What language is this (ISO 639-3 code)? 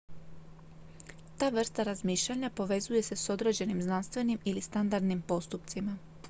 hrv